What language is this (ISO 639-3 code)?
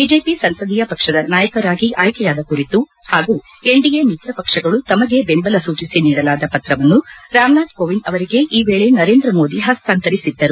kan